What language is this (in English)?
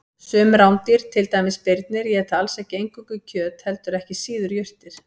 Icelandic